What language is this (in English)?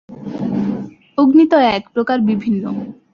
Bangla